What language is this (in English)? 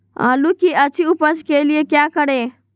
Magahi